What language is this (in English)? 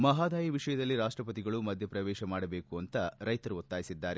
Kannada